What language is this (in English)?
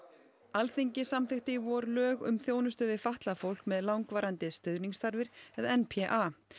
Icelandic